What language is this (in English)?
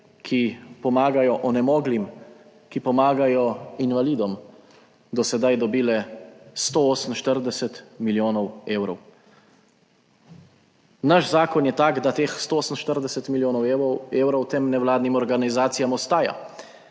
Slovenian